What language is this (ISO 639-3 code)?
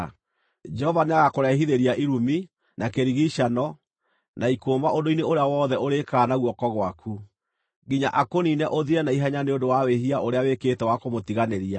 kik